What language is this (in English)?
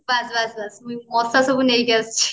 Odia